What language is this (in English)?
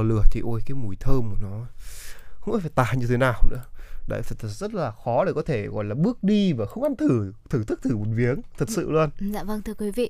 Vietnamese